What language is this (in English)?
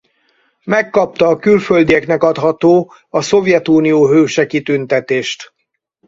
Hungarian